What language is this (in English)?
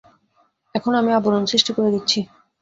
Bangla